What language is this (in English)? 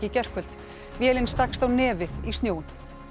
Icelandic